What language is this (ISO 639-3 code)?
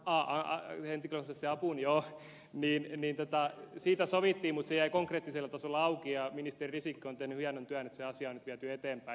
fin